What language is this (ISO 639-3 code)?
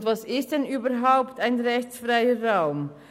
gsw